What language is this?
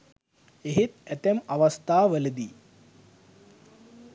Sinhala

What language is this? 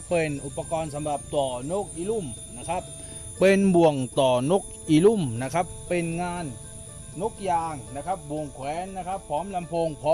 Thai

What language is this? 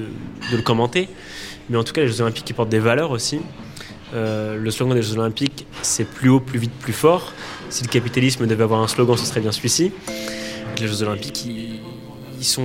French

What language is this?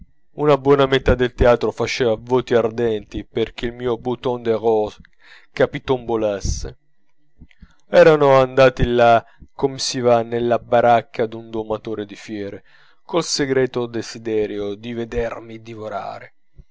Italian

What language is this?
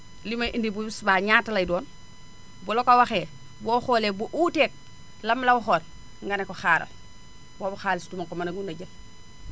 Wolof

